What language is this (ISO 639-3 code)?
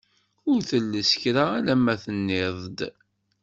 kab